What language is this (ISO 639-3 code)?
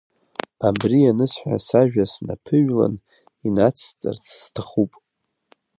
abk